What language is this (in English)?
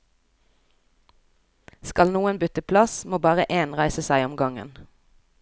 Norwegian